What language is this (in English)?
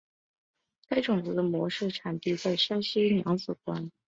Chinese